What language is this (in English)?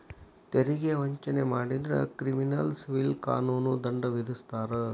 Kannada